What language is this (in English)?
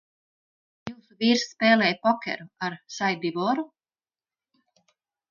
Latvian